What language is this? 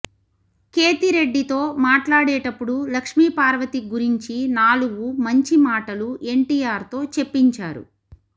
Telugu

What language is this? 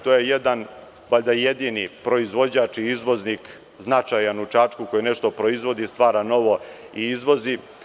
Serbian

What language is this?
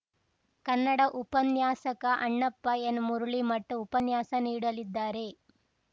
Kannada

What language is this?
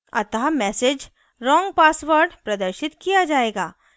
Hindi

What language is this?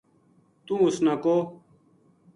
Gujari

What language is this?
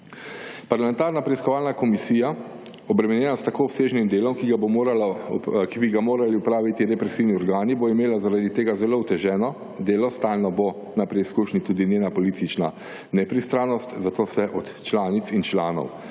Slovenian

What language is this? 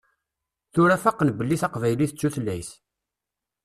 Kabyle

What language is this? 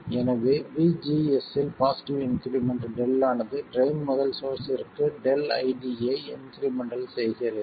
Tamil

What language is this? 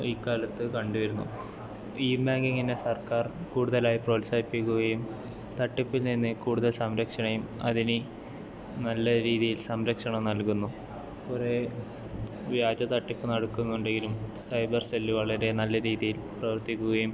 Malayalam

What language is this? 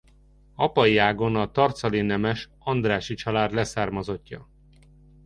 Hungarian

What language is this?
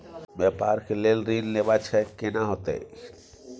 Maithili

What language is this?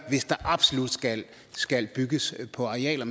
Danish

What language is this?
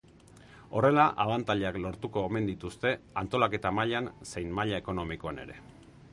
Basque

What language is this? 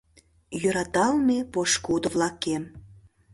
Mari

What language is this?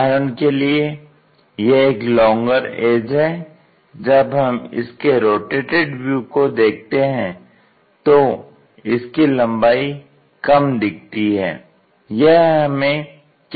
Hindi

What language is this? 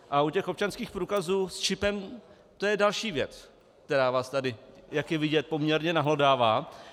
Czech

